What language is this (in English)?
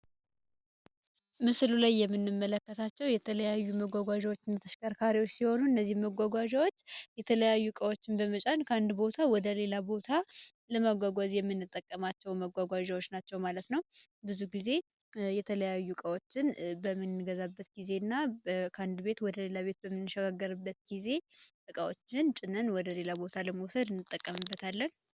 Amharic